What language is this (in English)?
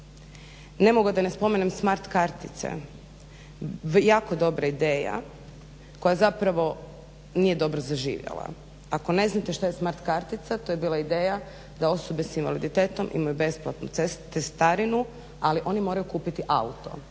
Croatian